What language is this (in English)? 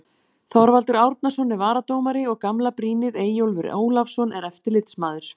Icelandic